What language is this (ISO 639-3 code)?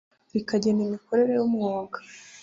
kin